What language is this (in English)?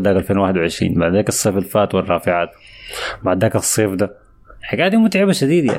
Arabic